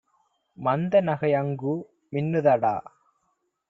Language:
Tamil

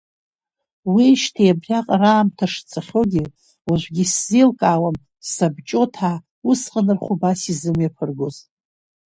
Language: Abkhazian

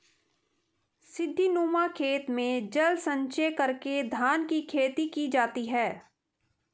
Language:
Hindi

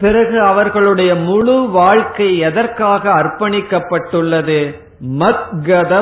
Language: Tamil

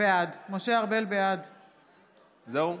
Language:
Hebrew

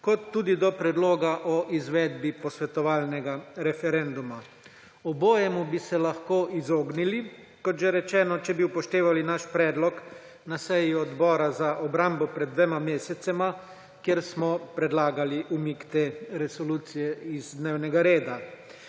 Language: Slovenian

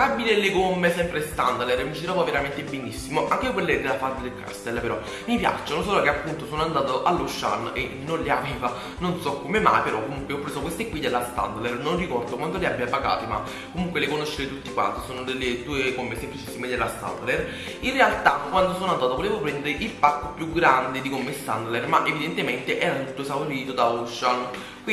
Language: Italian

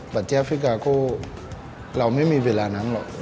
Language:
Thai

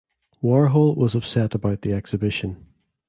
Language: English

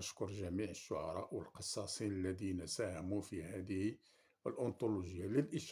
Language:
Arabic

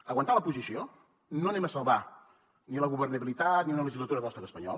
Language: Catalan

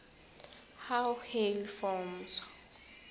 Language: South Ndebele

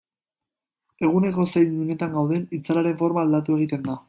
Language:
Basque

